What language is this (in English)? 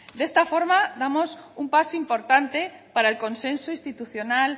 Spanish